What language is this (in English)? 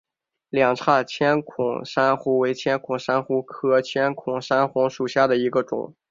Chinese